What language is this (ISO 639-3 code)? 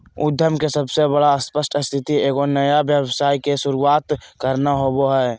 mag